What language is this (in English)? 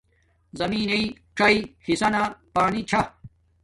Domaaki